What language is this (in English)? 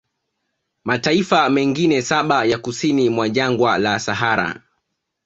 Swahili